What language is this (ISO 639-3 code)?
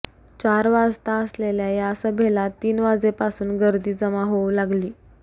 mar